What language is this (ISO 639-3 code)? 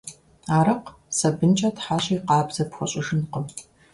kbd